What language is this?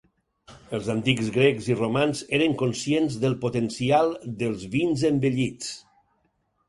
Catalan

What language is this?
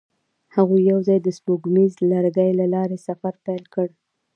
Pashto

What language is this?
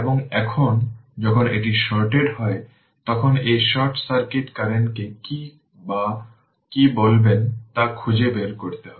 Bangla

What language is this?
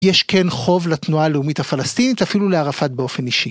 Hebrew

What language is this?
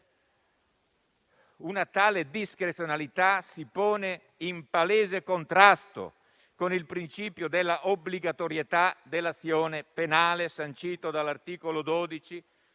Italian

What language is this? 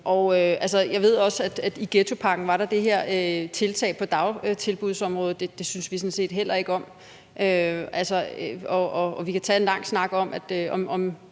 Danish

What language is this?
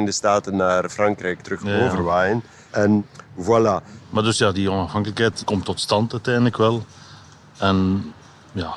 Dutch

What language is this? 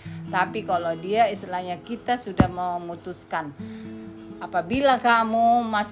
Indonesian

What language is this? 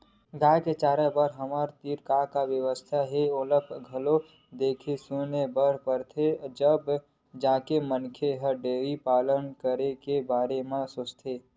Chhattisgarhi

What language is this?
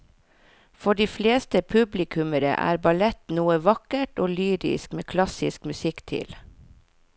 Norwegian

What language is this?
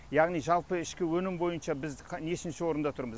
Kazakh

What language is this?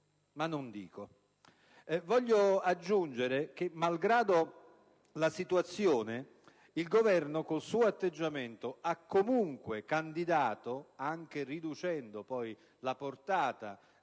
Italian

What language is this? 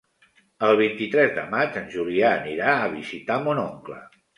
Catalan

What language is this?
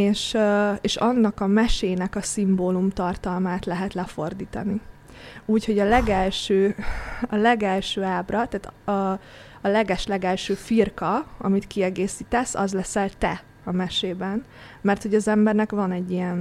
Hungarian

